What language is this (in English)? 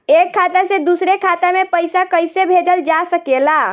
Bhojpuri